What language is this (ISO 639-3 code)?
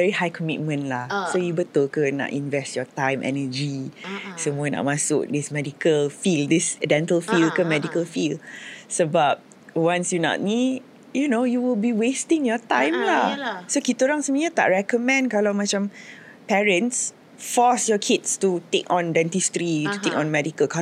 msa